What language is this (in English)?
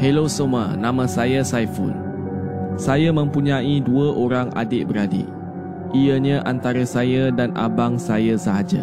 Malay